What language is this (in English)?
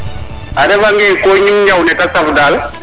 Serer